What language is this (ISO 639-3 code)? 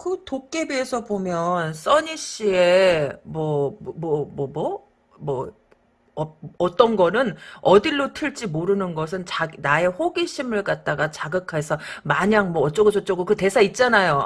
kor